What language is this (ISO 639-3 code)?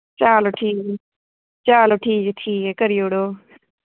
doi